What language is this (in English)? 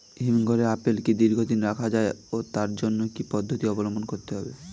Bangla